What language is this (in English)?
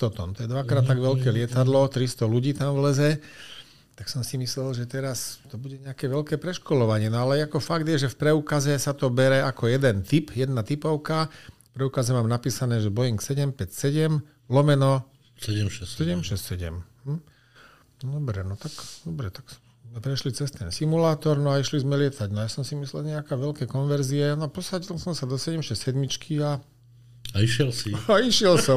Slovak